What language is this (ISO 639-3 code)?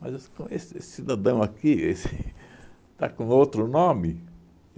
por